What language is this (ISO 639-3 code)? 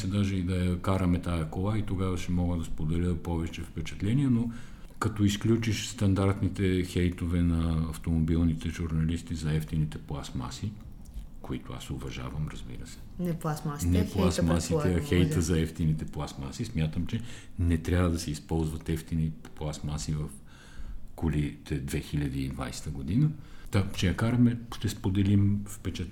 bul